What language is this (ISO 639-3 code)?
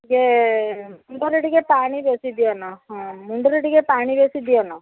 ori